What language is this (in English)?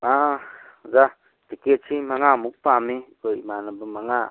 Manipuri